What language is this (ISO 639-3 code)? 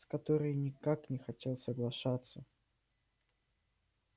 rus